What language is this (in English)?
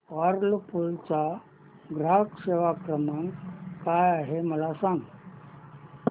Marathi